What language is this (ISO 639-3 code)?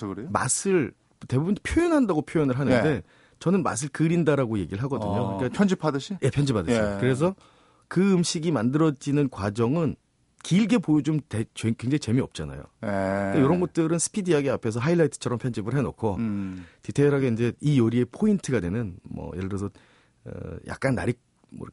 kor